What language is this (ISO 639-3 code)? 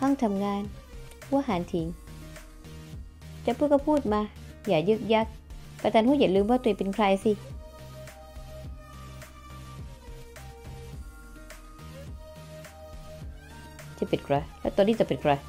tha